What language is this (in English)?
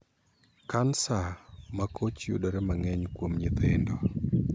Luo (Kenya and Tanzania)